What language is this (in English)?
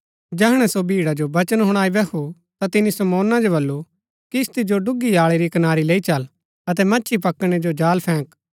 Gaddi